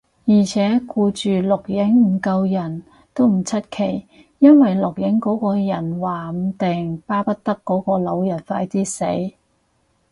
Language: Cantonese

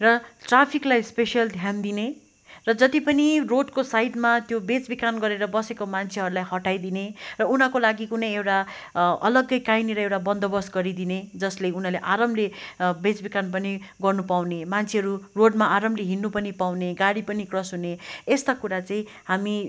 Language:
Nepali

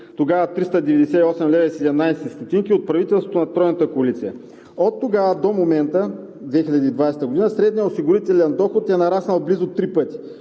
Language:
Bulgarian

